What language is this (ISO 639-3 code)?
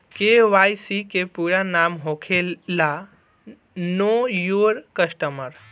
bho